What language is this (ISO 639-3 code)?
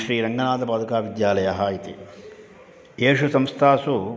san